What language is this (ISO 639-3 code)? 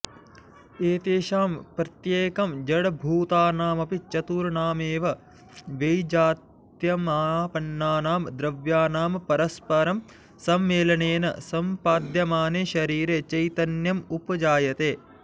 san